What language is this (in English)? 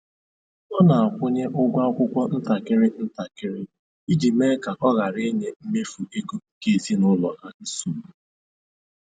Igbo